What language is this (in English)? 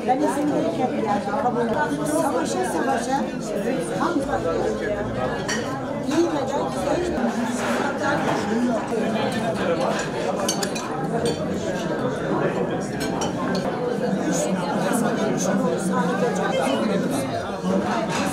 Turkish